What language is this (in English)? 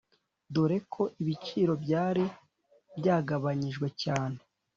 Kinyarwanda